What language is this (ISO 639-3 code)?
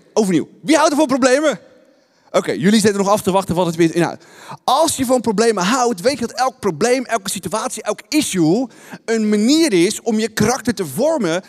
nld